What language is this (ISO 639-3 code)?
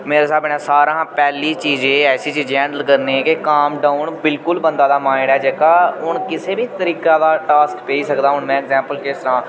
doi